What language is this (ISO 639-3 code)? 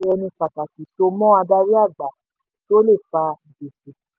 yor